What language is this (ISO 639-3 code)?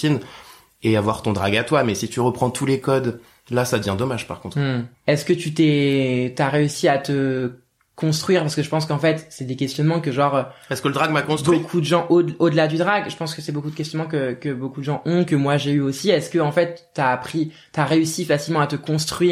fra